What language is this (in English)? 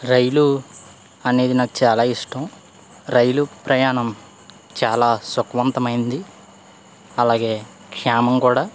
Telugu